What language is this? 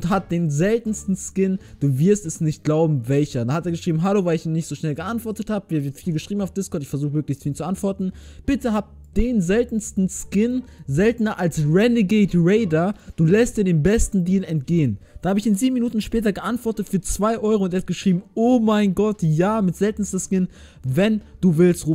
German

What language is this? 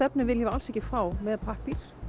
Icelandic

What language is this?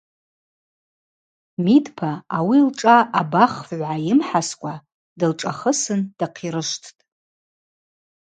Abaza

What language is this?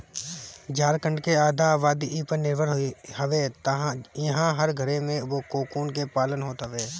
Bhojpuri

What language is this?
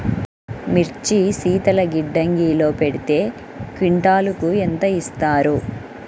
Telugu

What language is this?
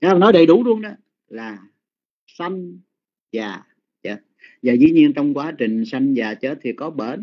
Vietnamese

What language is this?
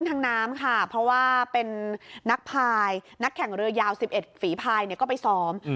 Thai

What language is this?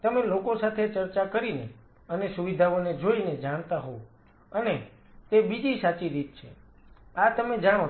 Gujarati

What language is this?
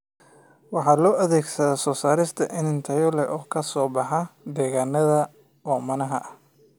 Somali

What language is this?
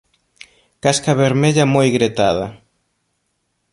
Galician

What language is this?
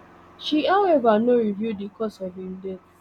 Nigerian Pidgin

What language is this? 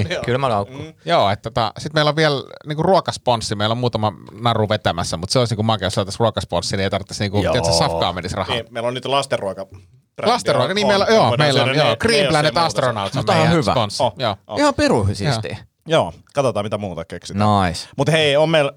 Finnish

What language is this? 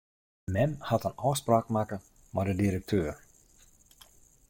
Western Frisian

